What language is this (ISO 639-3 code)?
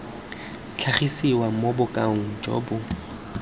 tsn